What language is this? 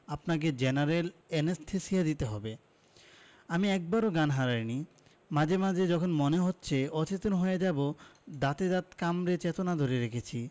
Bangla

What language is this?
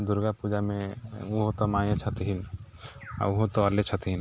Maithili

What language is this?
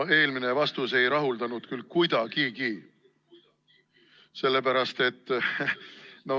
Estonian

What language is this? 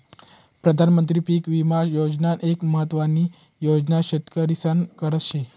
Marathi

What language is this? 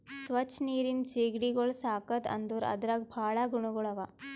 Kannada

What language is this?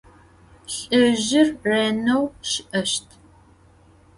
Adyghe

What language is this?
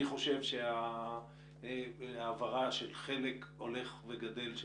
Hebrew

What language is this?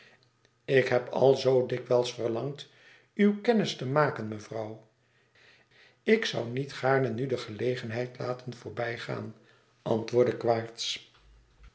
Dutch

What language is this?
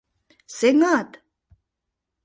Mari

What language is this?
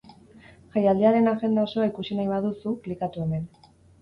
Basque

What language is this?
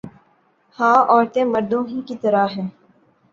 Urdu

